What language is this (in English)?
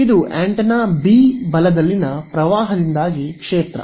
Kannada